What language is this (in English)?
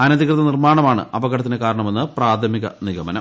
Malayalam